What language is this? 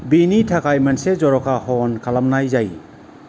Bodo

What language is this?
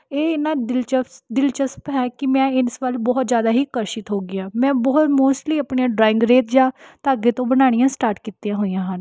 Punjabi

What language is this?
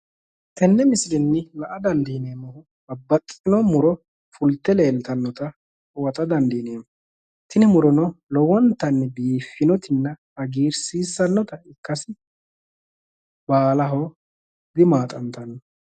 Sidamo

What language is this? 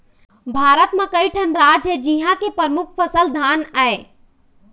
Chhattisgarhi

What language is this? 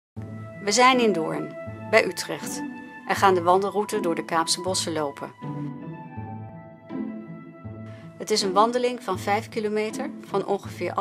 Dutch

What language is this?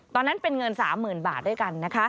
Thai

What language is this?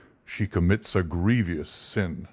English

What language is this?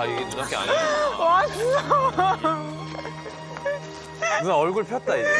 Korean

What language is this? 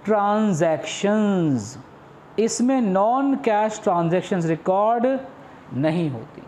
Hindi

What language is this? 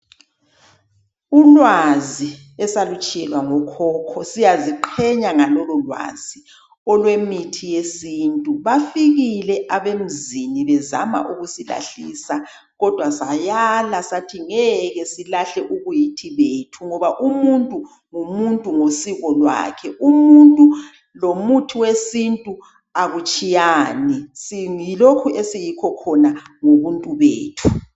North Ndebele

